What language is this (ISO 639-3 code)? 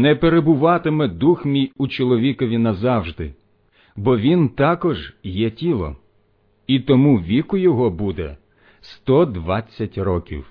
ukr